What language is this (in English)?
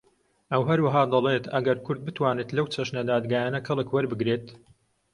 Central Kurdish